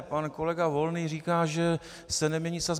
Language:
Czech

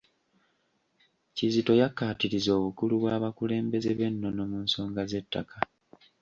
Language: Ganda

